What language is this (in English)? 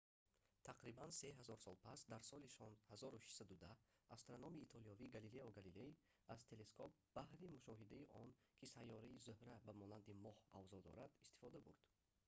Tajik